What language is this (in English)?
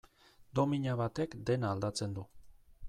Basque